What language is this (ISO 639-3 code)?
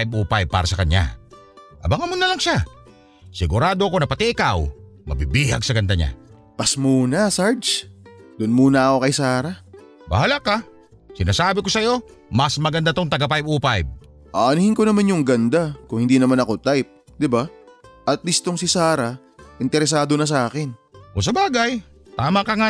fil